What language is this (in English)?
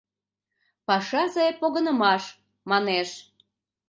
Mari